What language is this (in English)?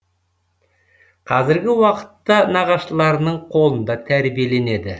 Kazakh